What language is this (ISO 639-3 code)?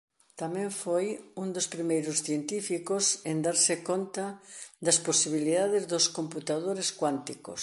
glg